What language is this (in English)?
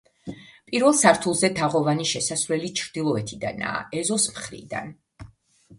Georgian